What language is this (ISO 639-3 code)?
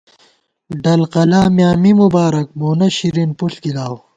gwt